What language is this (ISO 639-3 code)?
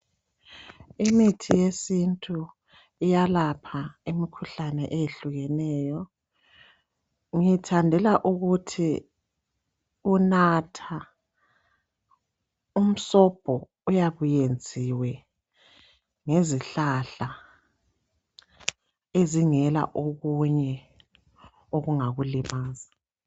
nde